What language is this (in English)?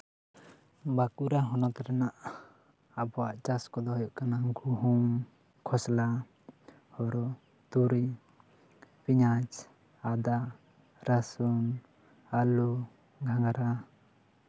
Santali